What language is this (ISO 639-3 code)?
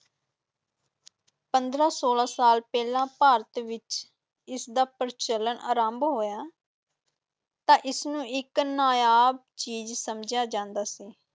pan